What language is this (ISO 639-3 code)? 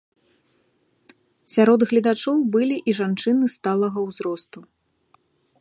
bel